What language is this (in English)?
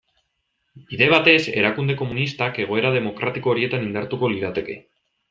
Basque